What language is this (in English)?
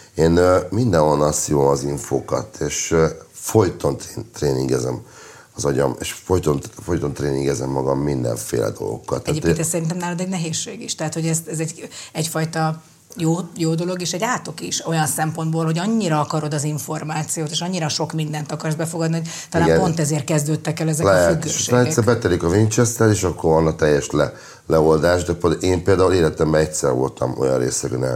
Hungarian